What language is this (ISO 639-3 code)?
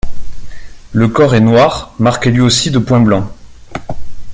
fra